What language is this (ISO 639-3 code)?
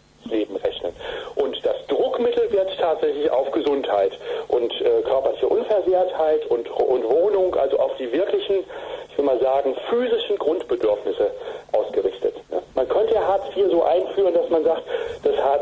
deu